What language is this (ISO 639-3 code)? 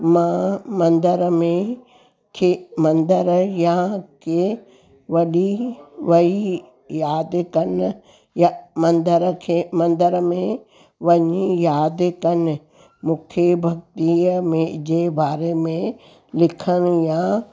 snd